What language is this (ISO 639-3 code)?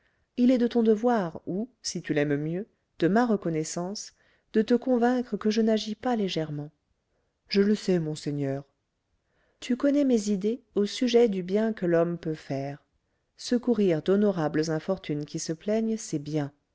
fra